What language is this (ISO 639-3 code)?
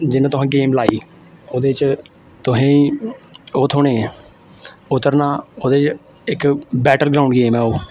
doi